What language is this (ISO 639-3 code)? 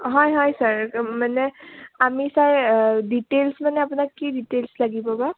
asm